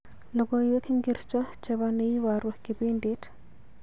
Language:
Kalenjin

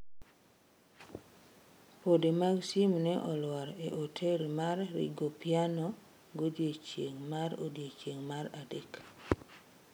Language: Luo (Kenya and Tanzania)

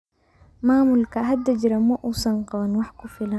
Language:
Somali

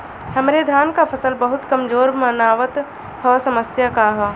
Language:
Bhojpuri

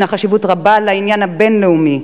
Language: Hebrew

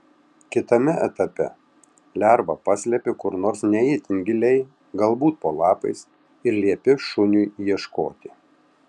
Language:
Lithuanian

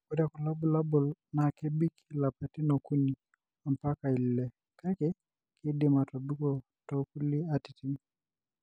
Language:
Masai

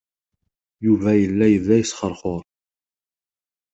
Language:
Kabyle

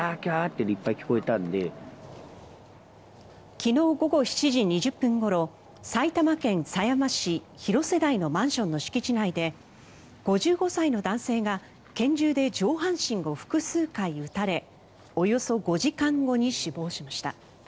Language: Japanese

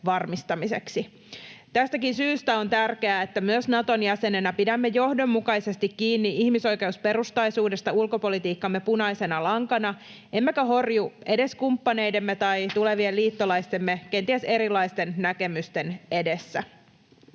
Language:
Finnish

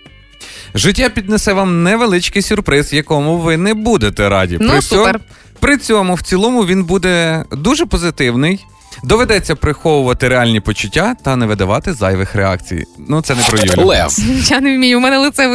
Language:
Ukrainian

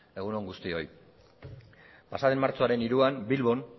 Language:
Basque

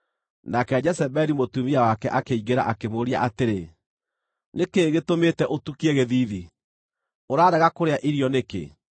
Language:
Kikuyu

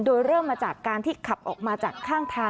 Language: Thai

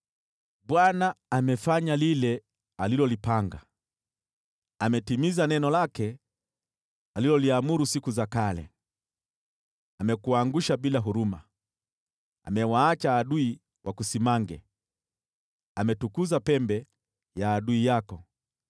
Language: Swahili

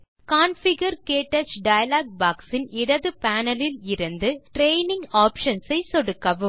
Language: Tamil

